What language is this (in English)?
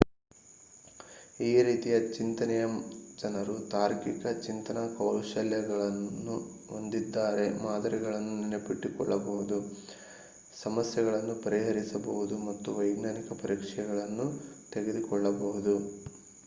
Kannada